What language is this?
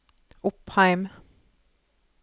Norwegian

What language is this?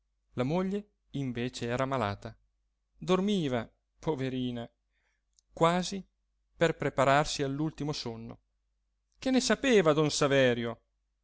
Italian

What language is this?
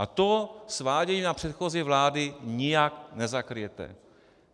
Czech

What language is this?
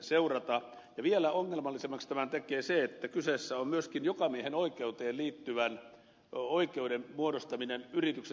Finnish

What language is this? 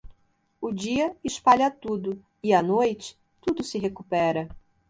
Portuguese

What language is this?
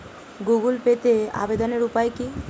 Bangla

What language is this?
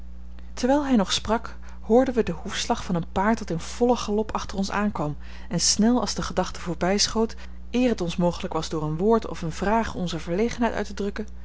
Dutch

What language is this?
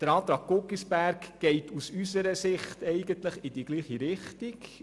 Swiss German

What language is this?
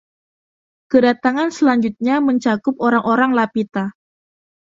Indonesian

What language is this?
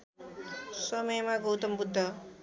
Nepali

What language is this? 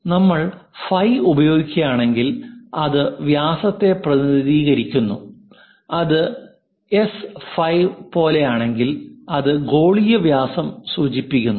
Malayalam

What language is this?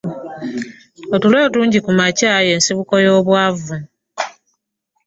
Ganda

